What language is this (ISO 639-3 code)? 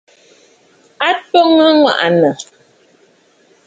bfd